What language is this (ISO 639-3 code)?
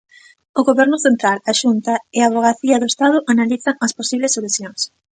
glg